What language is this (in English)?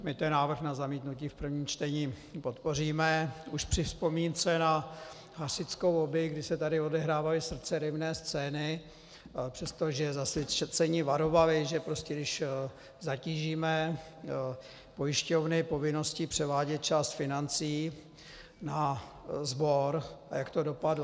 Czech